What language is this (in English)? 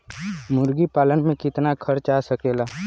Bhojpuri